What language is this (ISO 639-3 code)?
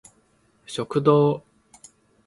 jpn